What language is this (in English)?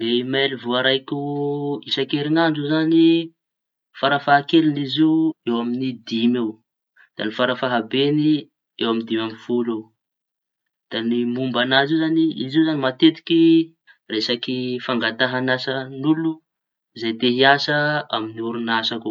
Tanosy Malagasy